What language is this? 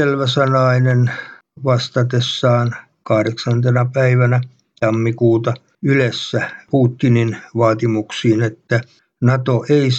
Finnish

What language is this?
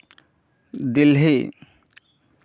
Santali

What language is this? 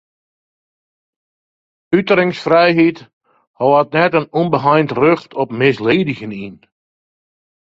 Western Frisian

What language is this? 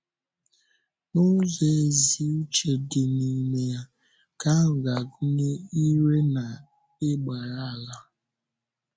Igbo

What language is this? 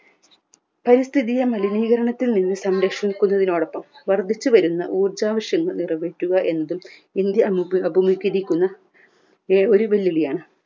Malayalam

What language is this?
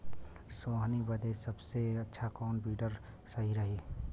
Bhojpuri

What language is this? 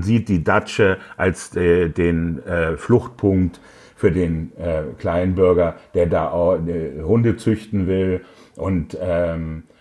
German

